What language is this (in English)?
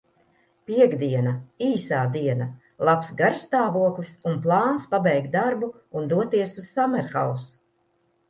Latvian